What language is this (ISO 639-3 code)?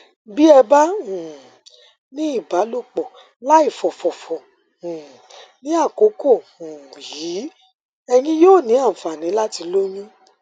yor